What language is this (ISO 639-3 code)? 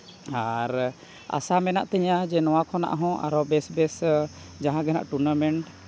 sat